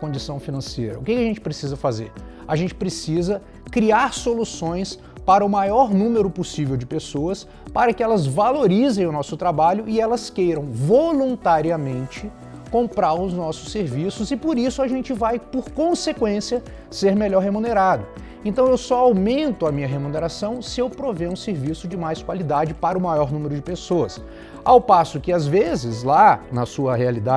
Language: Portuguese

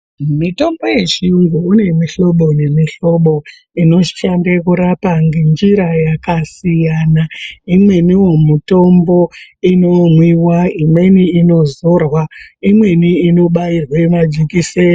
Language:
Ndau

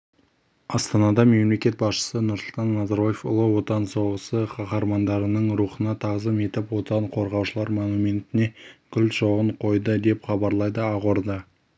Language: Kazakh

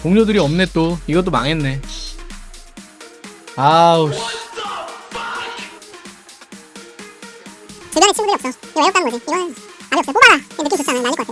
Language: Korean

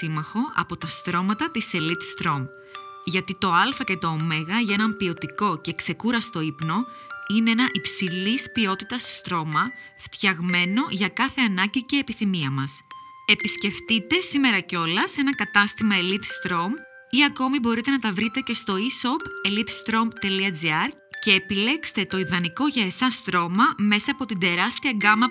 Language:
Greek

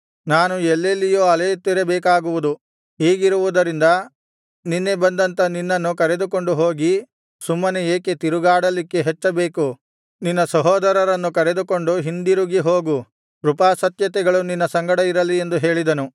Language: Kannada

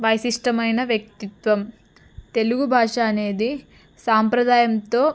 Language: Telugu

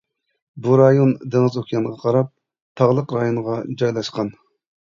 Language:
Uyghur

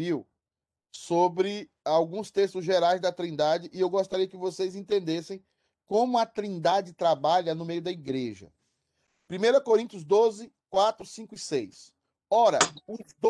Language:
Portuguese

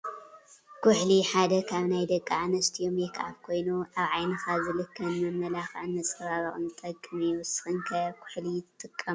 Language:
Tigrinya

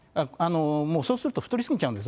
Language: Japanese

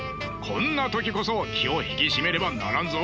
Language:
Japanese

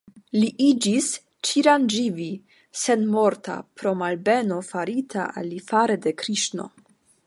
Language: Esperanto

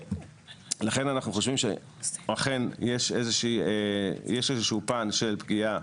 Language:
Hebrew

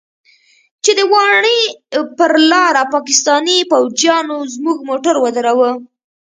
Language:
Pashto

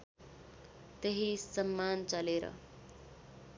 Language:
Nepali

